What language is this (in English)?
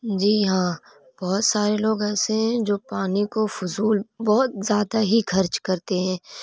Urdu